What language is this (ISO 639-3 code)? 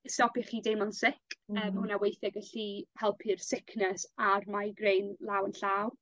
cym